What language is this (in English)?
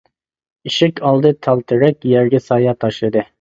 Uyghur